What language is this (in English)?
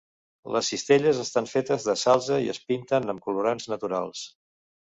Catalan